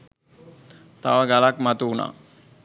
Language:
Sinhala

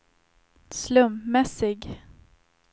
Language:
Swedish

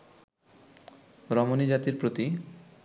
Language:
Bangla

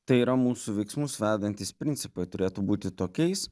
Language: Lithuanian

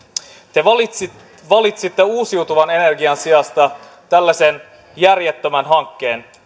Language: Finnish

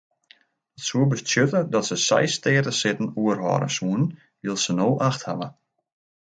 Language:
Western Frisian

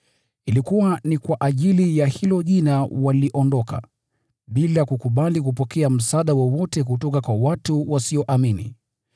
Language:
Swahili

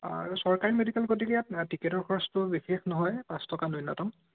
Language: Assamese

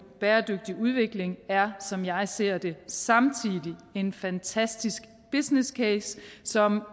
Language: Danish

